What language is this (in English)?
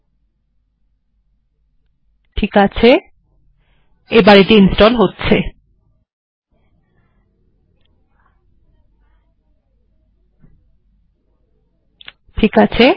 Bangla